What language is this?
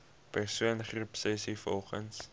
Afrikaans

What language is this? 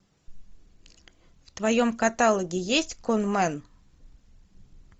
Russian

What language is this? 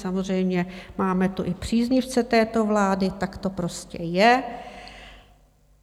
Czech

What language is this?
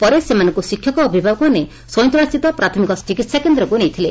Odia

